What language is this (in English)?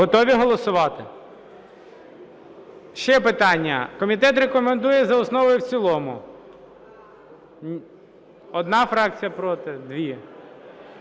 Ukrainian